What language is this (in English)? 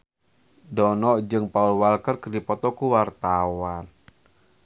Sundanese